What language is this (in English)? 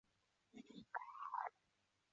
Chinese